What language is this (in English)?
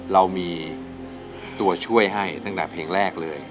Thai